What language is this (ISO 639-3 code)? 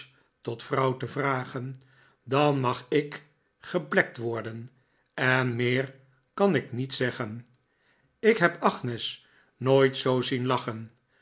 nld